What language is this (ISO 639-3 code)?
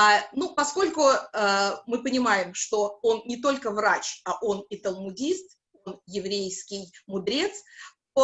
rus